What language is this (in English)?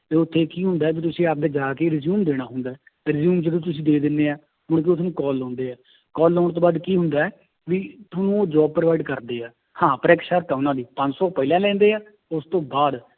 Punjabi